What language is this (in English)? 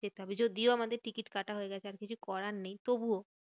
Bangla